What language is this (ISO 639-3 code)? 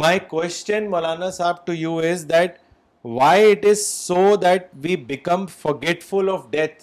urd